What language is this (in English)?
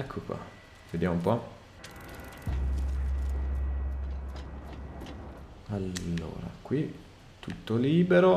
Italian